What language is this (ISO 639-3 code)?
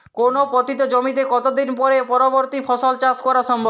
ben